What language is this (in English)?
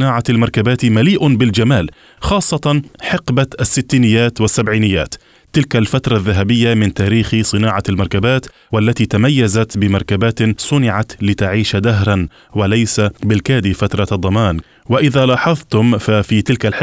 Arabic